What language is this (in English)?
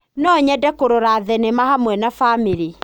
Kikuyu